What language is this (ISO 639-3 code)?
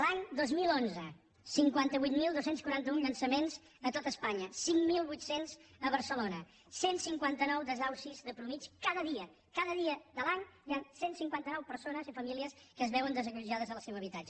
cat